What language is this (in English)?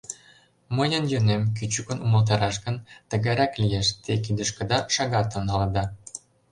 Mari